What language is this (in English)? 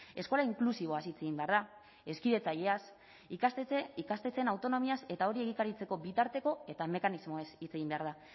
Basque